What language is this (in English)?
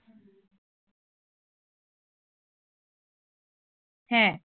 Bangla